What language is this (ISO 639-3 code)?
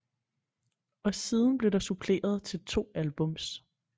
dan